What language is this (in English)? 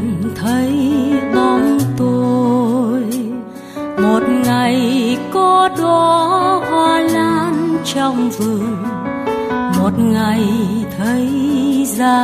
Vietnamese